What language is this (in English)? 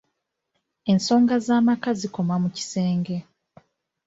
Ganda